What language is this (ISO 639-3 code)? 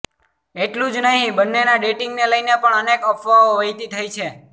guj